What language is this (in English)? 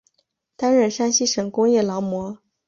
Chinese